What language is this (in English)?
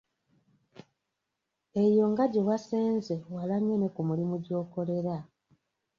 Ganda